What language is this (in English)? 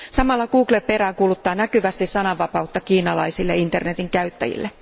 Finnish